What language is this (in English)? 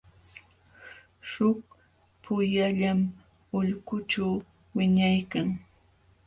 Jauja Wanca Quechua